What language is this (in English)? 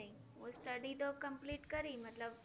Gujarati